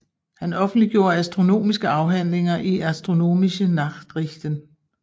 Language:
Danish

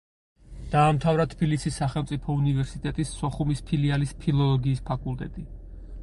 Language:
Georgian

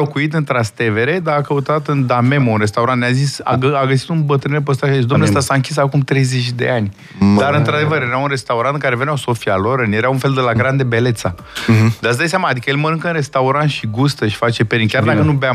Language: Romanian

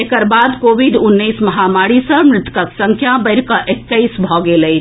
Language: Maithili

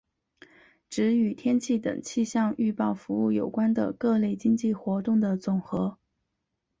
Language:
Chinese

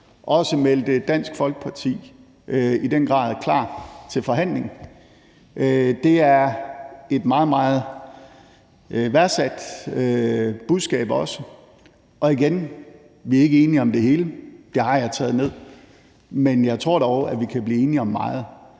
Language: Danish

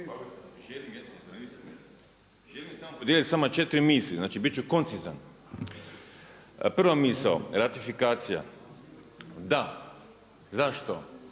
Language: Croatian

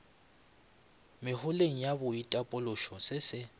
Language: Northern Sotho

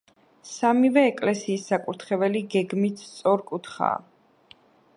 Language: Georgian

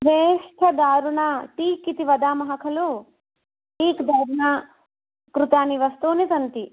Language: Sanskrit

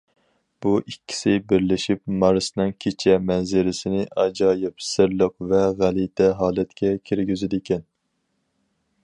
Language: Uyghur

